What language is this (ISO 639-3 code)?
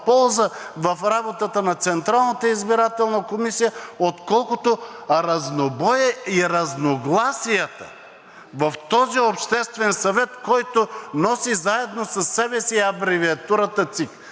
bul